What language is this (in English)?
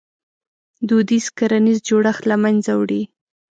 Pashto